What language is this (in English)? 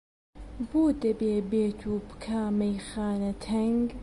Central Kurdish